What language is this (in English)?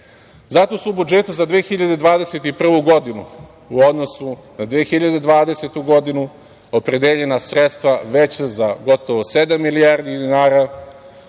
Serbian